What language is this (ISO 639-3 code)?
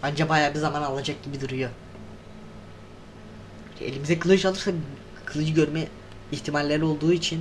tur